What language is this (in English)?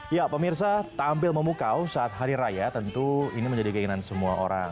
Indonesian